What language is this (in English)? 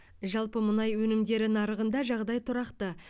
Kazakh